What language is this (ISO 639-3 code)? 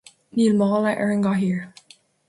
gle